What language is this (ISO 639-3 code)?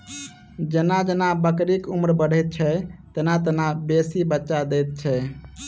mai